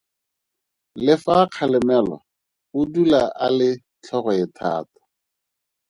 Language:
Tswana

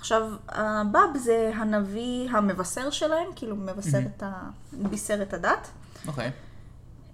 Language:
Hebrew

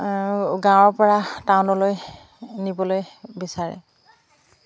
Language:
Assamese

